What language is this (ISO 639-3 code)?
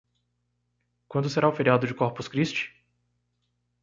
por